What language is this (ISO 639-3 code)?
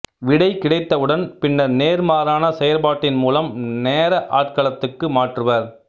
tam